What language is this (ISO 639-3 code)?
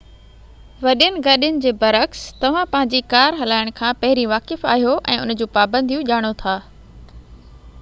snd